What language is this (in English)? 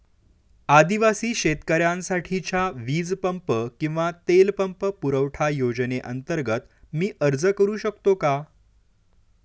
Marathi